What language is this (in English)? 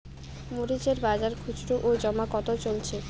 Bangla